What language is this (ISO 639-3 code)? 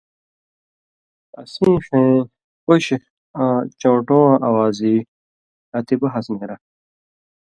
mvy